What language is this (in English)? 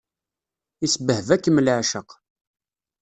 Kabyle